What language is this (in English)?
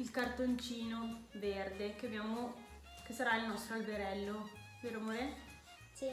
Italian